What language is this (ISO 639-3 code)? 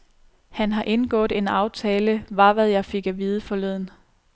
dan